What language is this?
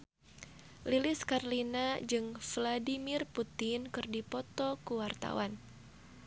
Sundanese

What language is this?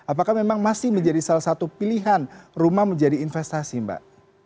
Indonesian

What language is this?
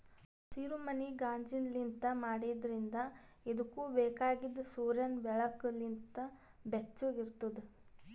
Kannada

